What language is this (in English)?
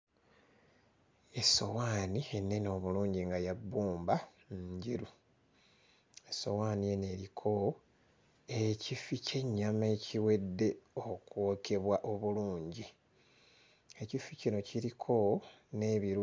Ganda